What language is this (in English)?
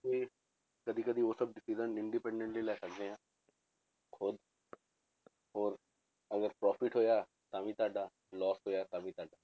Punjabi